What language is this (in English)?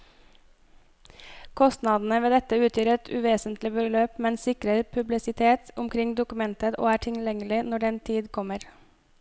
Norwegian